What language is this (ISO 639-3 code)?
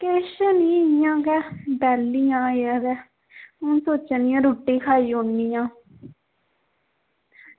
doi